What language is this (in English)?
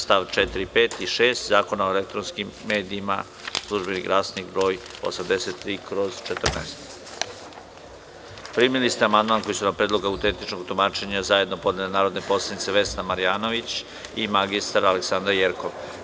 Serbian